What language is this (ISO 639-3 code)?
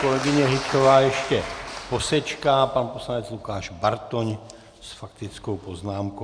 ces